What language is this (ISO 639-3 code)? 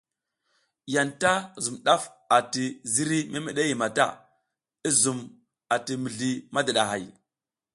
giz